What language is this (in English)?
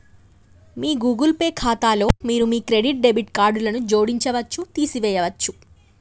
Telugu